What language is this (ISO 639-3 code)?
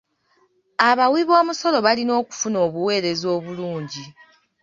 lug